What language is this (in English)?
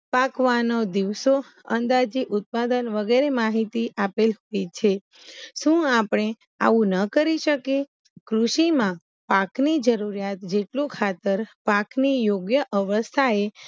Gujarati